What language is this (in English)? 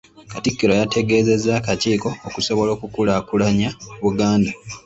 Ganda